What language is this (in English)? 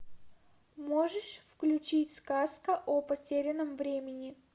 Russian